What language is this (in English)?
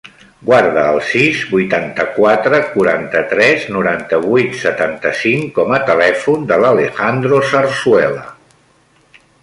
Catalan